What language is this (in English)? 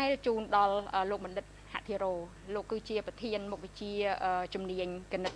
Vietnamese